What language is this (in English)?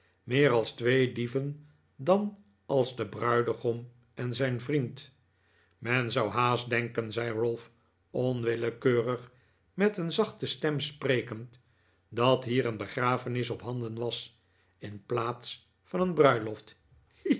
Dutch